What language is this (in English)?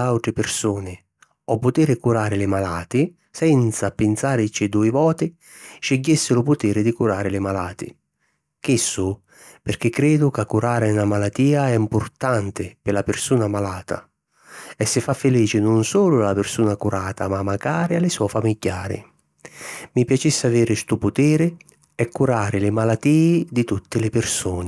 Sicilian